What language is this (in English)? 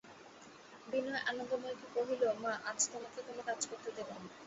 Bangla